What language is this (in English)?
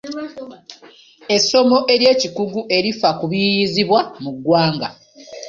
Ganda